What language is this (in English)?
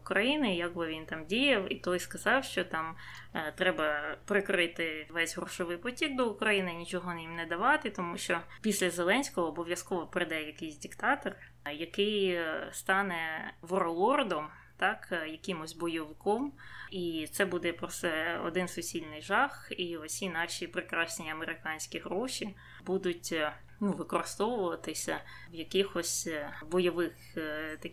Ukrainian